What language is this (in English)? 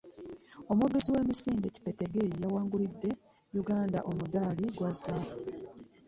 Ganda